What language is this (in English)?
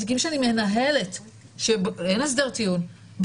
Hebrew